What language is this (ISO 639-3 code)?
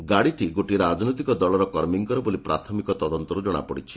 ori